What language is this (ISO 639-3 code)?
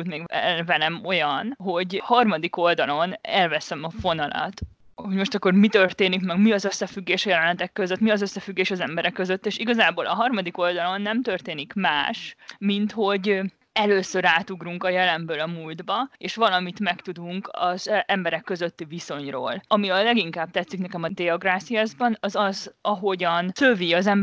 hun